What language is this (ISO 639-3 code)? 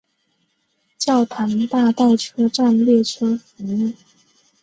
zho